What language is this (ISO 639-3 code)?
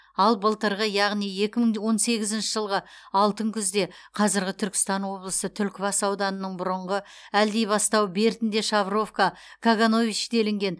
kaz